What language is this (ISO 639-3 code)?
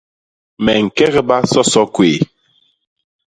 bas